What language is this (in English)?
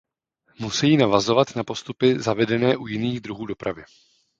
Czech